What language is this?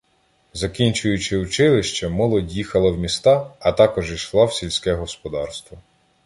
Ukrainian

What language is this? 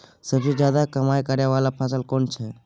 Maithili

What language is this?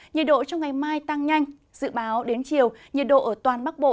Vietnamese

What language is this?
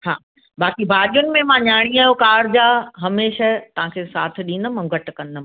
Sindhi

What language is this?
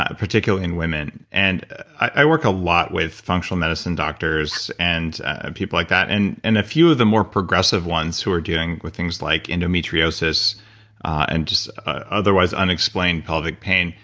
English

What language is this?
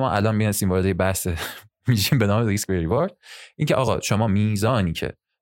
Persian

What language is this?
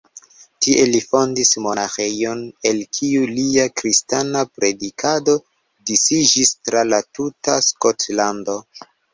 Esperanto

